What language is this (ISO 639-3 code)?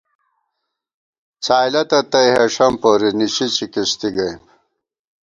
gwt